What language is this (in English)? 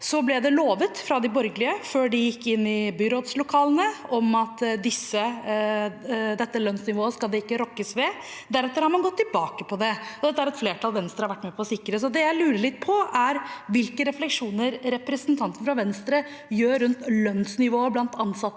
Norwegian